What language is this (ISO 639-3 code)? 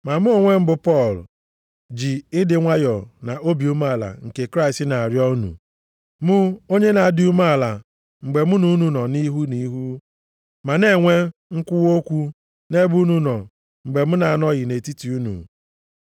ibo